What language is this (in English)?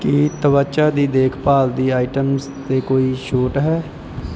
Punjabi